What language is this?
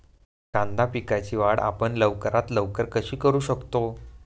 Marathi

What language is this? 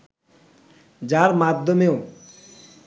Bangla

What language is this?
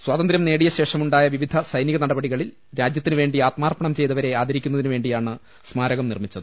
Malayalam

